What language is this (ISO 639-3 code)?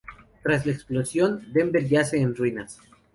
spa